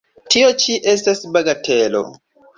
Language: Esperanto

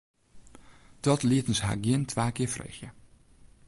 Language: Western Frisian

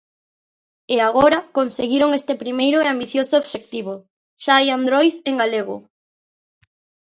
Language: Galician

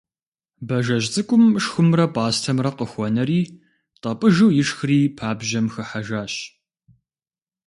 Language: Kabardian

